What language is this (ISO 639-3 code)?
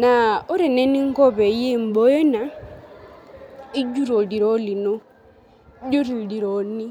mas